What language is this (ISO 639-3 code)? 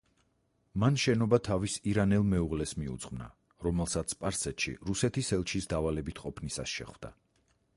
kat